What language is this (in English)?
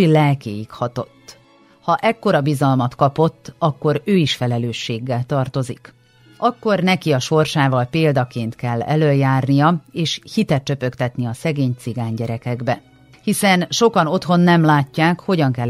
Hungarian